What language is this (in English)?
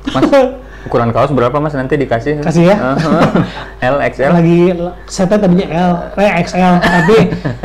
Indonesian